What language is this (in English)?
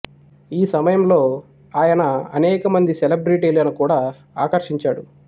Telugu